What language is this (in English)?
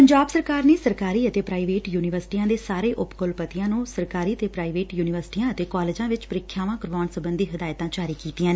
Punjabi